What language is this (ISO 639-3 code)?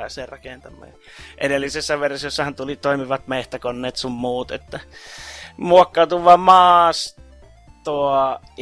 fin